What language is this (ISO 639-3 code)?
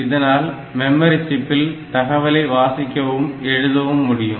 tam